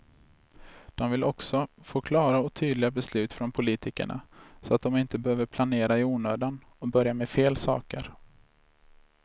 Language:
Swedish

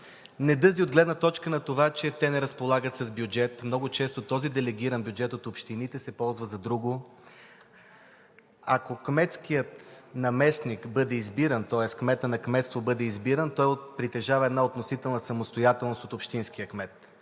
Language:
Bulgarian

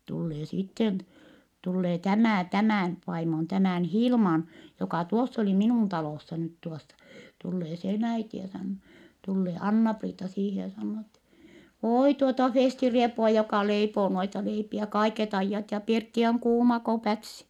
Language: Finnish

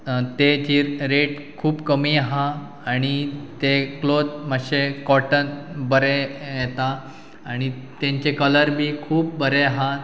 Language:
Konkani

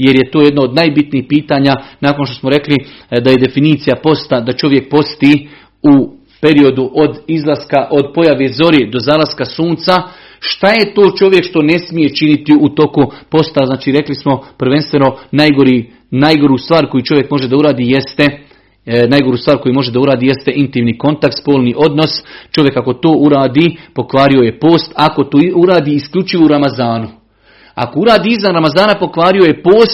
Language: Croatian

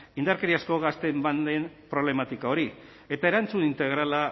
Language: Basque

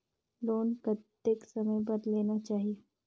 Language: Chhattisgarhi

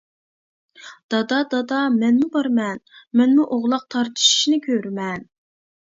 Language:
Uyghur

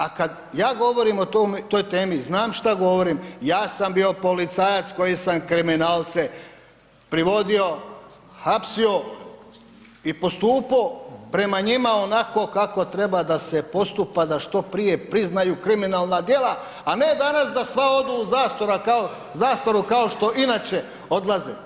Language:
Croatian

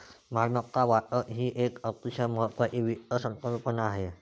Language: Marathi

